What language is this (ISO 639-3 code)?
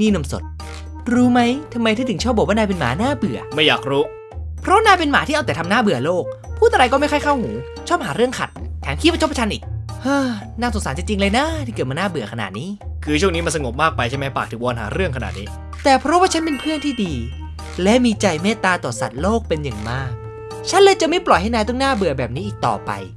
tha